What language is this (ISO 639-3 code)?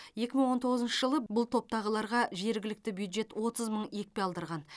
kaz